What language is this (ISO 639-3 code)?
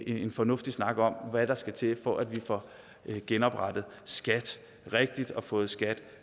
dan